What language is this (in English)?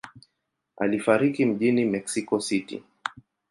Swahili